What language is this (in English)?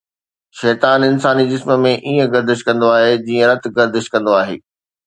Sindhi